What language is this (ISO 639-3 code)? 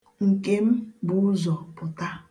ibo